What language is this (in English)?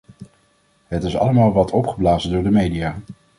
Dutch